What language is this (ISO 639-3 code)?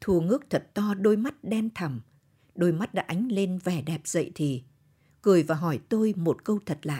vie